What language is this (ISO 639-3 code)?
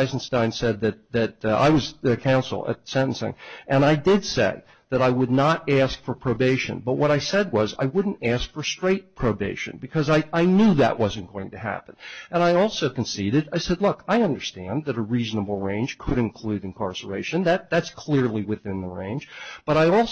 eng